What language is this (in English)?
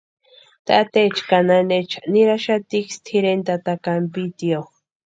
Western Highland Purepecha